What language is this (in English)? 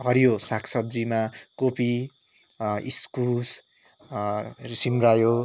Nepali